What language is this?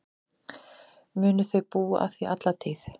Icelandic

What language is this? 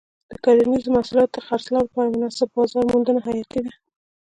Pashto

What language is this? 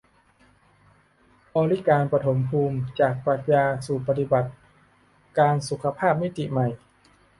Thai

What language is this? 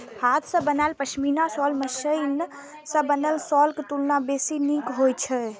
Maithili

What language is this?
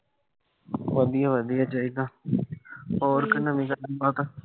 Punjabi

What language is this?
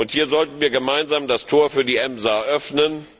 German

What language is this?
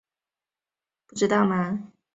Chinese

